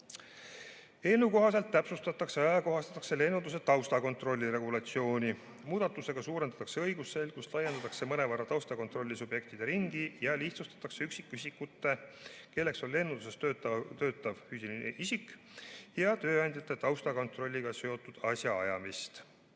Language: Estonian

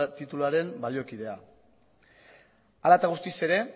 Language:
Basque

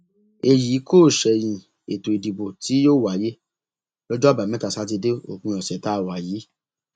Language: Yoruba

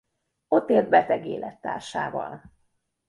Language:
Hungarian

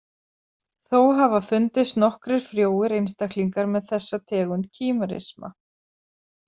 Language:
Icelandic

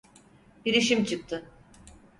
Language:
Turkish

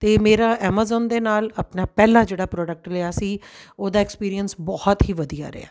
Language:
Punjabi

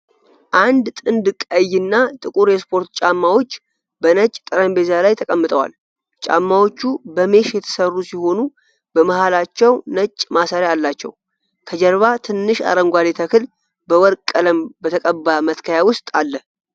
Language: Amharic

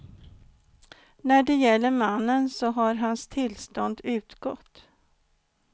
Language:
Swedish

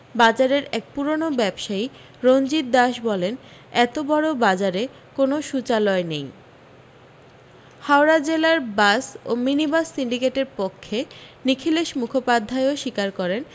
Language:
Bangla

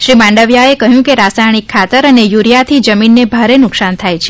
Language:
Gujarati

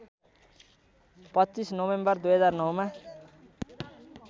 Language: Nepali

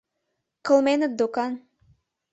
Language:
Mari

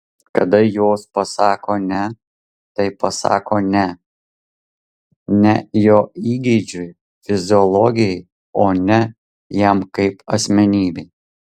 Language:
Lithuanian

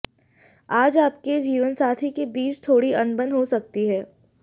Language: Hindi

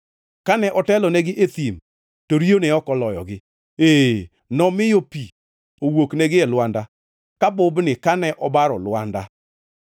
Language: Luo (Kenya and Tanzania)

